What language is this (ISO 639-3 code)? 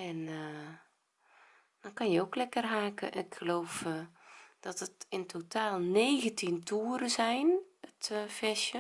nld